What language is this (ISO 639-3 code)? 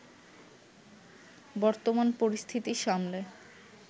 ben